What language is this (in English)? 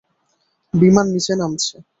Bangla